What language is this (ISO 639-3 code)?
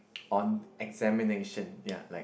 eng